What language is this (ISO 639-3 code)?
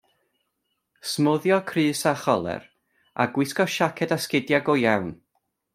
cym